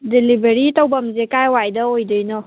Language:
Manipuri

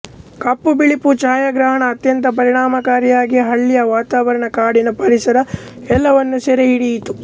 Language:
Kannada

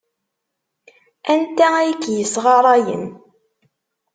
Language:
Kabyle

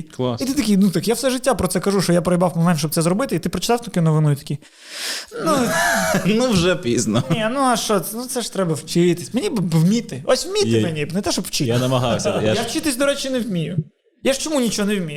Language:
Ukrainian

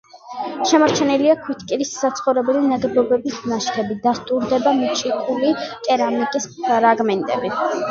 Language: Georgian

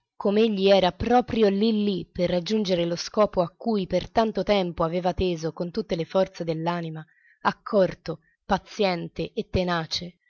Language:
Italian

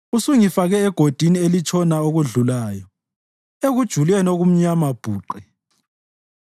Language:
North Ndebele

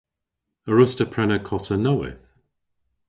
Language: Cornish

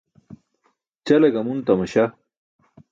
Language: Burushaski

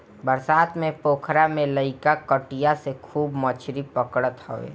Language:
Bhojpuri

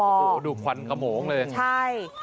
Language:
Thai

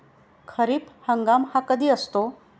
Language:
Marathi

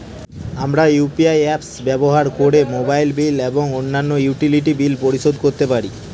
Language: Bangla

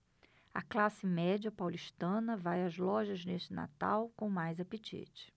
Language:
Portuguese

